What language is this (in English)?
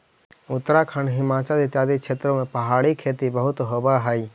Magahi